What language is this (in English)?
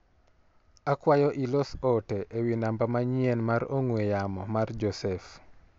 Luo (Kenya and Tanzania)